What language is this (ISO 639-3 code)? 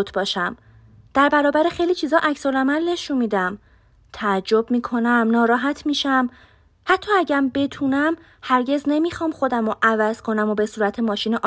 fas